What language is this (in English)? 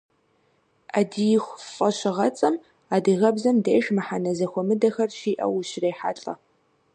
Kabardian